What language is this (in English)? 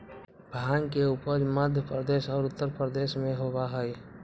Magahi